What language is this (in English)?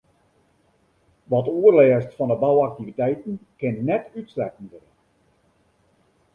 Western Frisian